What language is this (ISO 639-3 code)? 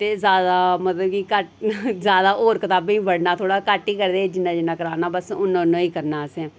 doi